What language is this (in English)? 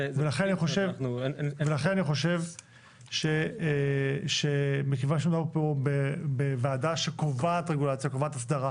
Hebrew